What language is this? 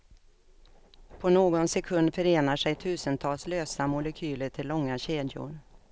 Swedish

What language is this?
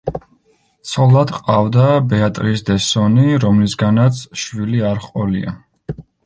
Georgian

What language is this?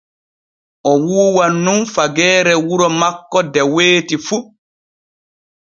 Borgu Fulfulde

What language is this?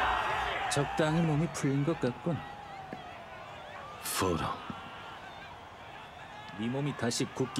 Japanese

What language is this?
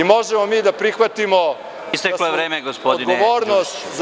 Serbian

